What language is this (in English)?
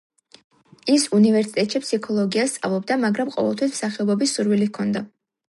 Georgian